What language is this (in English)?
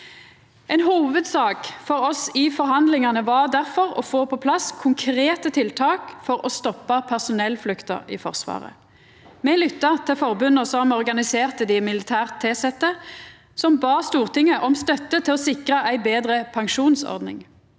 Norwegian